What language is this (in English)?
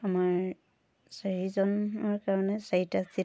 Assamese